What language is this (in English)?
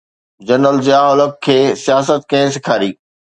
Sindhi